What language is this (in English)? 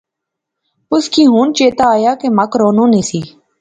Pahari-Potwari